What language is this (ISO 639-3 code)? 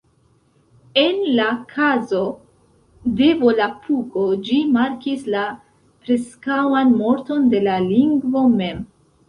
epo